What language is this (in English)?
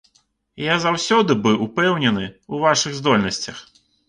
Belarusian